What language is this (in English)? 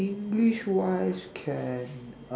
English